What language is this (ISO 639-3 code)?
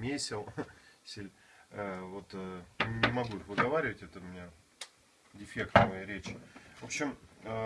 rus